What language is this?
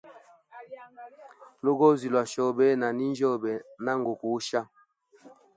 Hemba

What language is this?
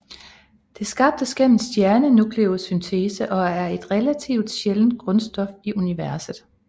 Danish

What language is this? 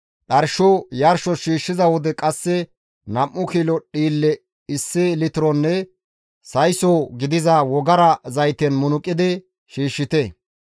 Gamo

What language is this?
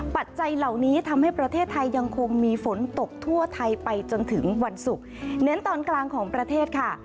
Thai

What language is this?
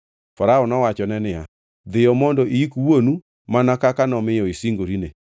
Luo (Kenya and Tanzania)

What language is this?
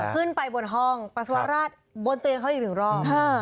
Thai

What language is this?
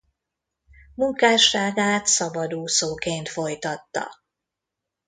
Hungarian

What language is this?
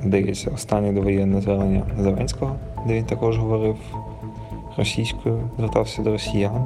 Ukrainian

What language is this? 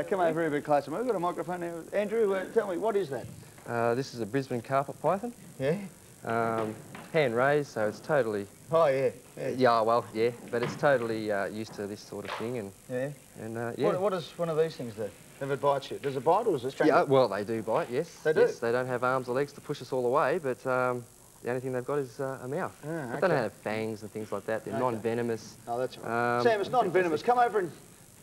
English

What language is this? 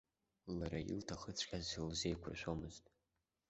Abkhazian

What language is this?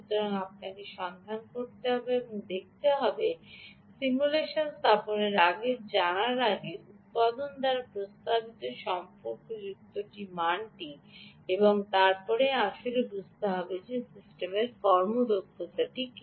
Bangla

